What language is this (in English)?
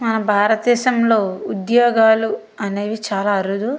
Telugu